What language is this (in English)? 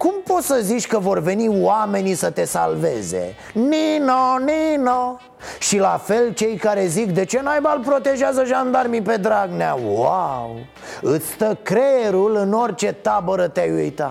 Romanian